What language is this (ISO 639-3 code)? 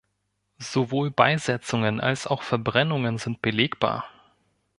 deu